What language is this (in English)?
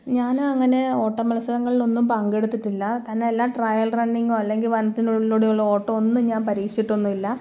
Malayalam